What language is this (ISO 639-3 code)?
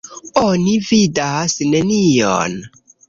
epo